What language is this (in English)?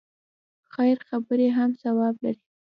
Pashto